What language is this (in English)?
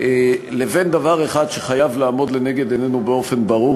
Hebrew